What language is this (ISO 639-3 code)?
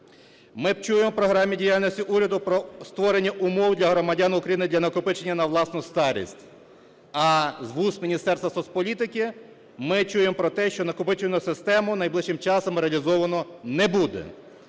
ukr